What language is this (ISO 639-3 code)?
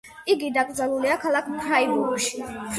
kat